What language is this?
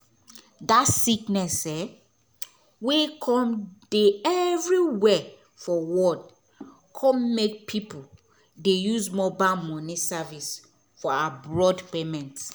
Nigerian Pidgin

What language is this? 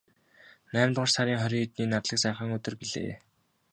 Mongolian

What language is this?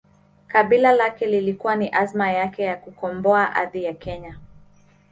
Swahili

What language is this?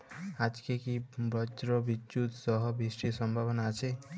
Bangla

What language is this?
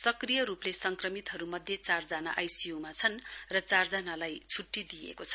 Nepali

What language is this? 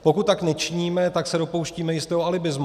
Czech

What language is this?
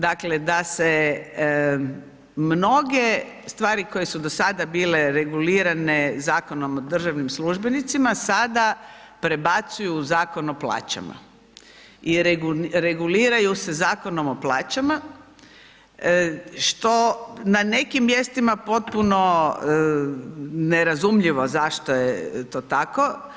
Croatian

